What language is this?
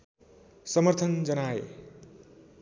Nepali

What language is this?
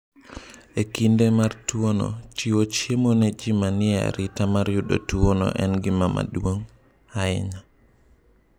Luo (Kenya and Tanzania)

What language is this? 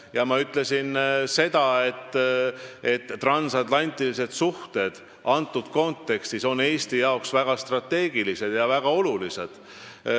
Estonian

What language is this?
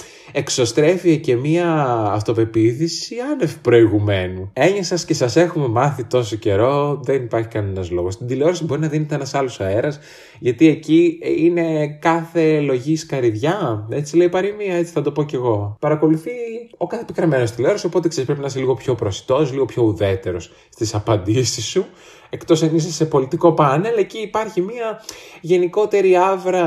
Greek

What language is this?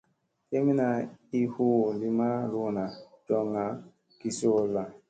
Musey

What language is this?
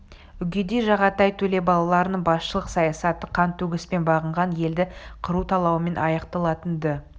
Kazakh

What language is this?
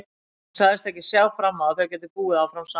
Icelandic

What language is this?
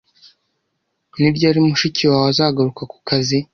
Kinyarwanda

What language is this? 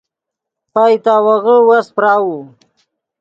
Yidgha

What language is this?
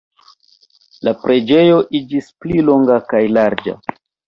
Esperanto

